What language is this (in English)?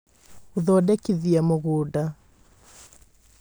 Kikuyu